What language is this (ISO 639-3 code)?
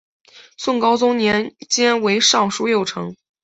zho